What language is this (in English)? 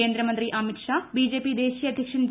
Malayalam